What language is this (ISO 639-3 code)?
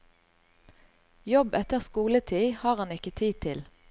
nor